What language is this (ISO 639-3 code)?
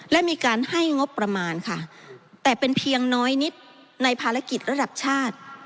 tha